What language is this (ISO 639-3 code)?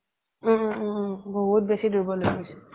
asm